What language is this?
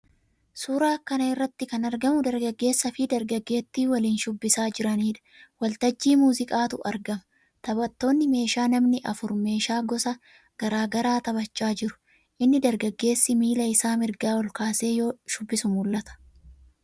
Oromo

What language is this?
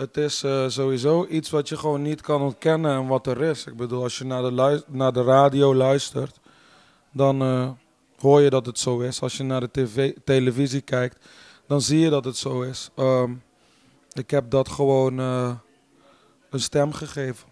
Dutch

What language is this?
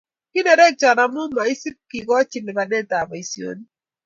Kalenjin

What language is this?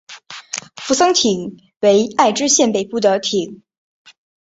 Chinese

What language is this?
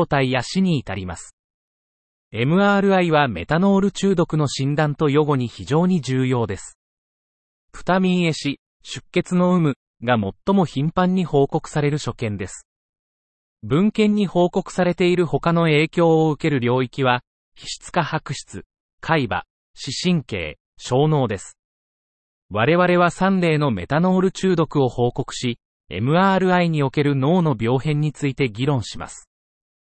Japanese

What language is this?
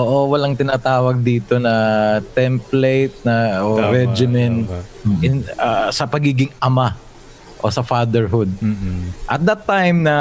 Filipino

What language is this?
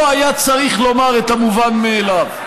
Hebrew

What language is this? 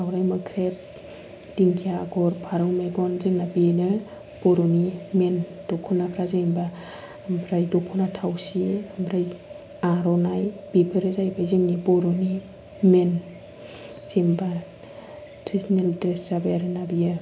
Bodo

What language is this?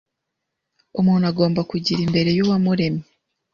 Kinyarwanda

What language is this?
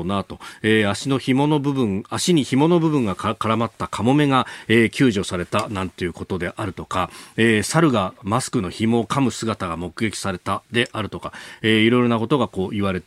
Japanese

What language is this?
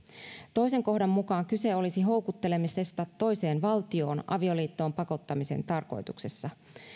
Finnish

